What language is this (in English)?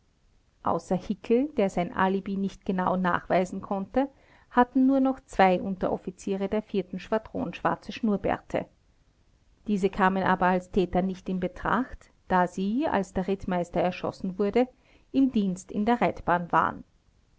German